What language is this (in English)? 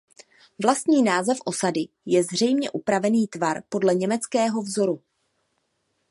Czech